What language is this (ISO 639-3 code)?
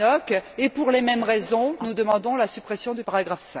fra